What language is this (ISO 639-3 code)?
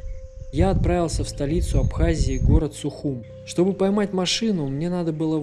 rus